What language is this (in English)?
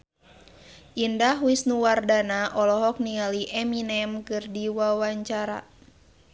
Sundanese